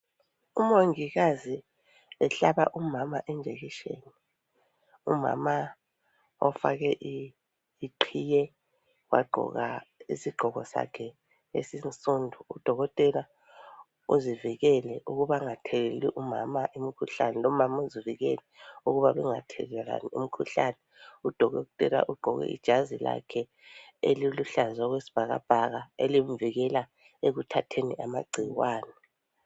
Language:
North Ndebele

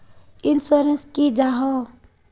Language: Magahi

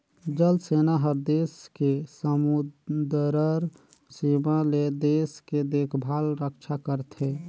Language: Chhattisgarhi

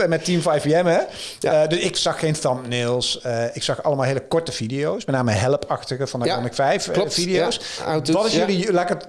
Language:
Dutch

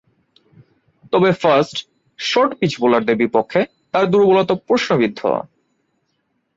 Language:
Bangla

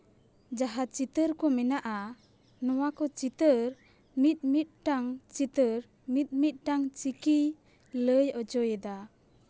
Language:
Santali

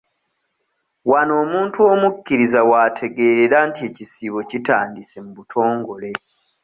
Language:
Ganda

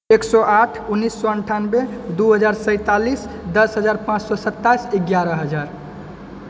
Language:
Maithili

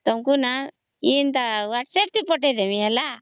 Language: Odia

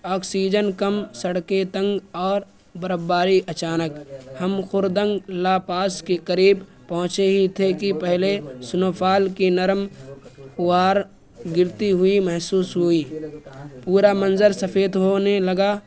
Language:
Urdu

